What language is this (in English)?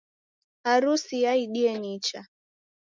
Taita